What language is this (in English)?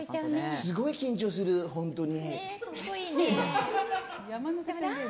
Japanese